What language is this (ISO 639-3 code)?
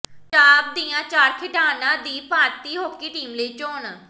pan